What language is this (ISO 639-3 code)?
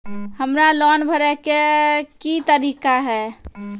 mai